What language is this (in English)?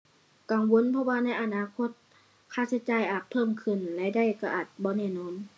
Thai